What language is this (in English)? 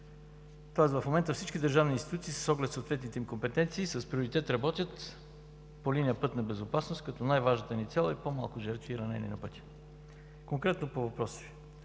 Bulgarian